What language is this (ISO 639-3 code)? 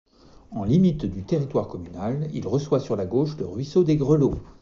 fra